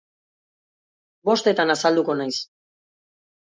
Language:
Basque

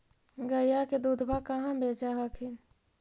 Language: Magahi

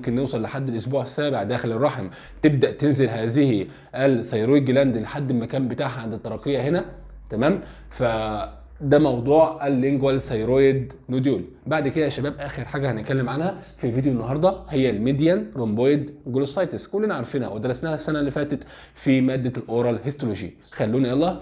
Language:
Arabic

